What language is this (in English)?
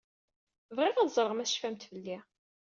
Kabyle